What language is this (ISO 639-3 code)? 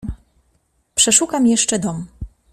pol